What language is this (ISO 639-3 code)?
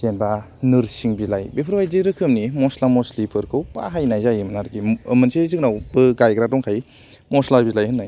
brx